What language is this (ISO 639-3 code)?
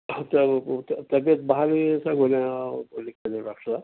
urd